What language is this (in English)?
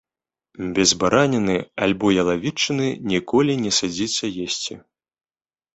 Belarusian